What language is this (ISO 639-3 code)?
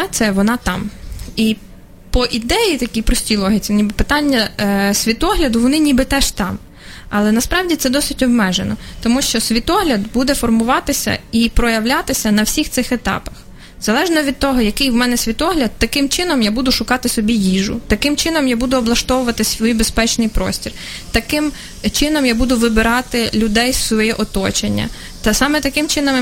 ukr